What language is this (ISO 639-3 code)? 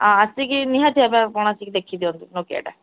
ori